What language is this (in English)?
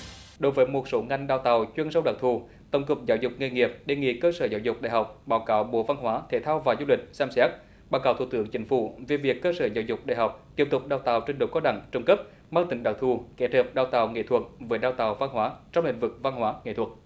Vietnamese